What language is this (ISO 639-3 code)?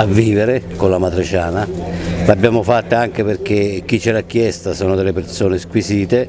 ita